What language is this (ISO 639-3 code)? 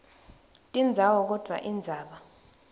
ssw